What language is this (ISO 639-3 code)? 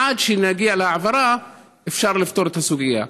heb